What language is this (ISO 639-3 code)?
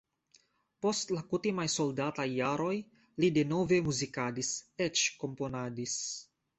epo